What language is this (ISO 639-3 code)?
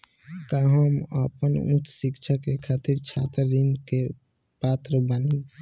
bho